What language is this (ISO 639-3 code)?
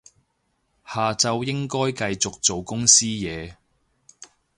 yue